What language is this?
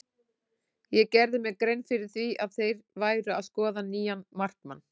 Icelandic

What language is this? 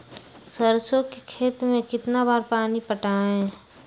Magahi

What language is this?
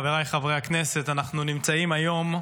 Hebrew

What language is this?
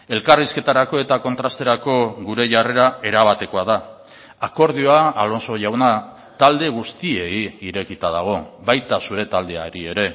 Basque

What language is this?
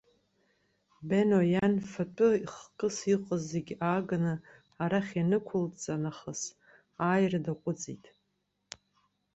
Abkhazian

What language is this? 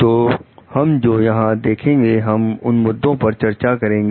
Hindi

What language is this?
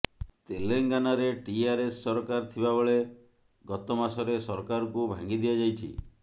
Odia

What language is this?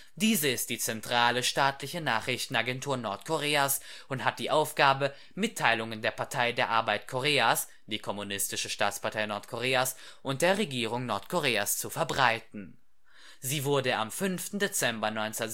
German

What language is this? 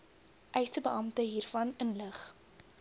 Afrikaans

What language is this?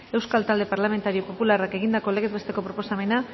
Basque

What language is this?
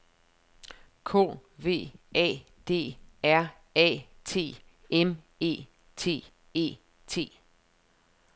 Danish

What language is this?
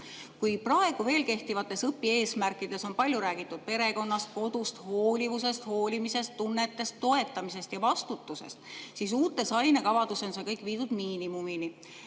Estonian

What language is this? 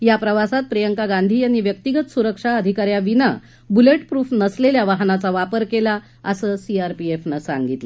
Marathi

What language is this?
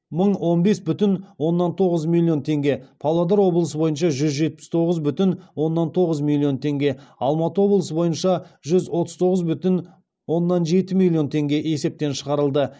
Kazakh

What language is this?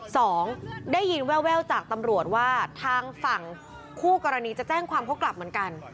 Thai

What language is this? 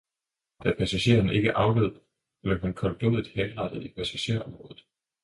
Danish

